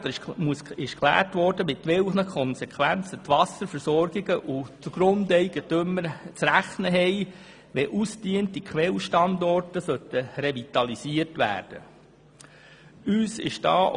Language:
Swiss German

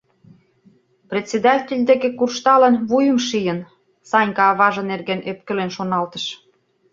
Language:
Mari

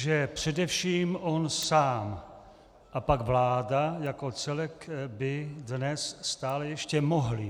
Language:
Czech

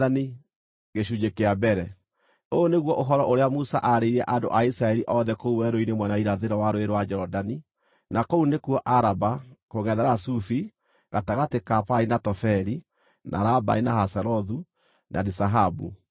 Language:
Kikuyu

